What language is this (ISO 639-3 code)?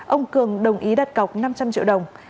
vie